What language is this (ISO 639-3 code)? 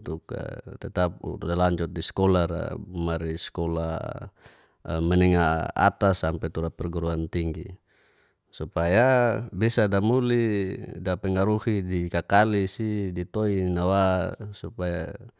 ges